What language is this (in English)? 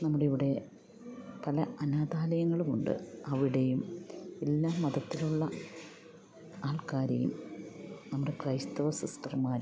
Malayalam